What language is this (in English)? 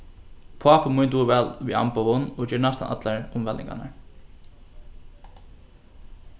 Faroese